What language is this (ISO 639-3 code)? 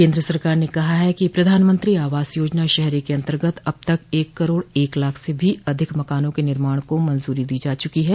hin